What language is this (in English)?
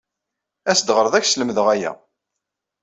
Kabyle